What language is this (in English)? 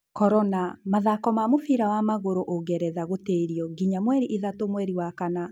Kikuyu